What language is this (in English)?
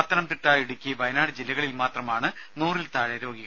Malayalam